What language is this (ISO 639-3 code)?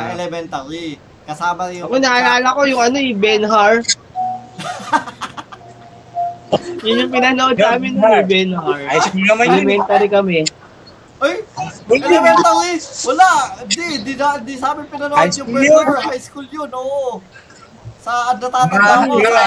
fil